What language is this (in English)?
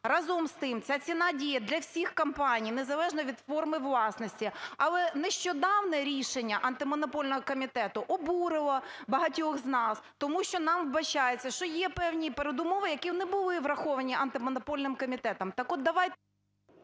Ukrainian